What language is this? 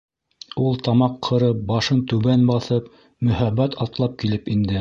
Bashkir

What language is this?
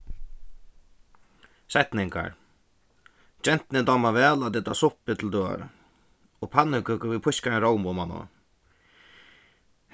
Faroese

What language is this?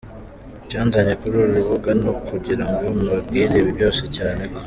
Kinyarwanda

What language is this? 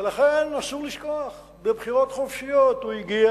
Hebrew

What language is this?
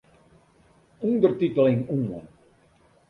Western Frisian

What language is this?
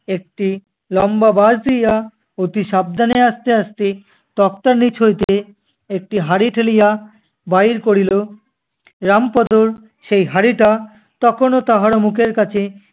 Bangla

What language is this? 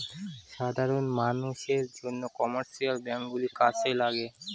Bangla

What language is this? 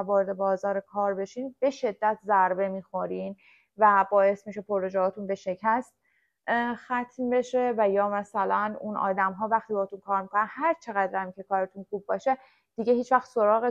Persian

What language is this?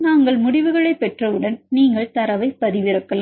Tamil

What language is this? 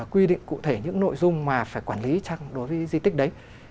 Vietnamese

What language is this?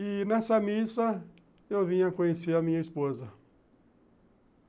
Portuguese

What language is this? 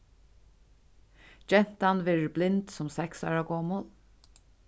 Faroese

